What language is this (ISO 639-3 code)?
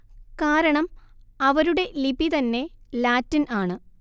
mal